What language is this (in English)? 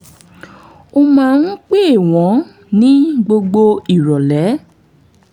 Yoruba